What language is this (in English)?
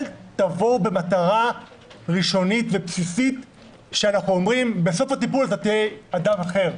Hebrew